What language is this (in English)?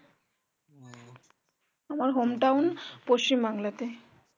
Bangla